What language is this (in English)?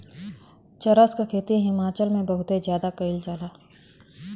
Bhojpuri